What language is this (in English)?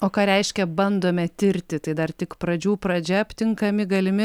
Lithuanian